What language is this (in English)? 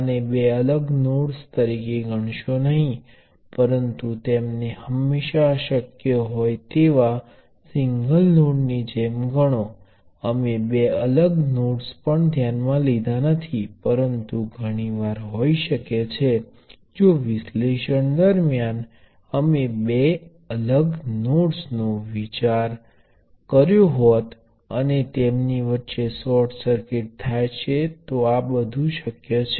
Gujarati